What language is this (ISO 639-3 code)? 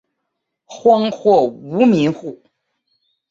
zho